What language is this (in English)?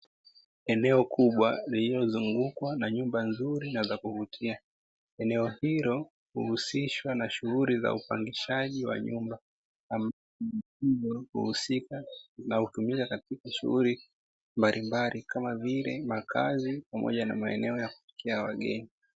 Swahili